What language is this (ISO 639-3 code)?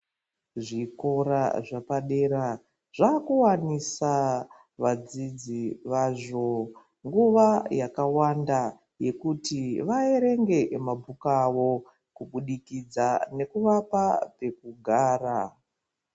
ndc